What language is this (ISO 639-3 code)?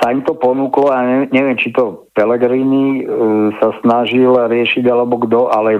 slk